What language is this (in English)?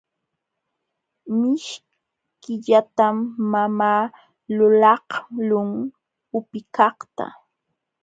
Jauja Wanca Quechua